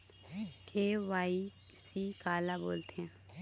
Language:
Chhattisgarhi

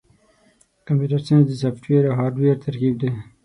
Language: Pashto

